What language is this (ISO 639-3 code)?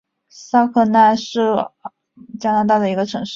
zho